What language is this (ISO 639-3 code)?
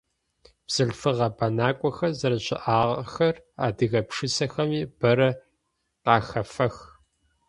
ady